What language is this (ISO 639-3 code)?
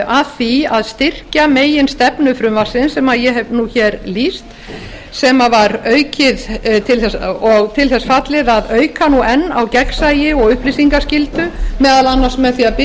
isl